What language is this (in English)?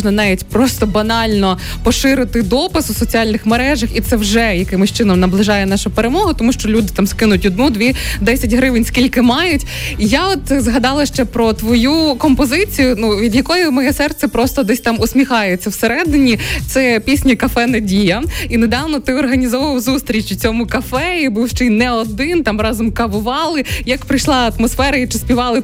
Ukrainian